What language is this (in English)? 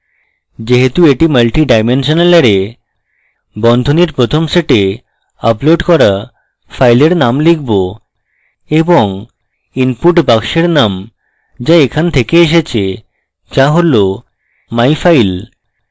Bangla